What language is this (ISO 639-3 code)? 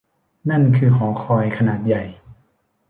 tha